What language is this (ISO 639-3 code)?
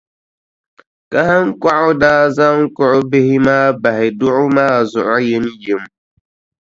dag